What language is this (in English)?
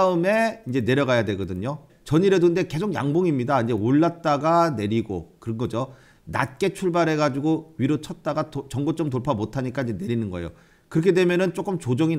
Korean